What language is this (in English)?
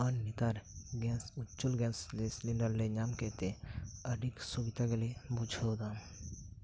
Santali